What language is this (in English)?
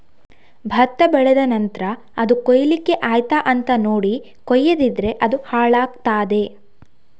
Kannada